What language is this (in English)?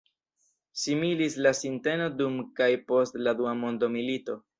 Esperanto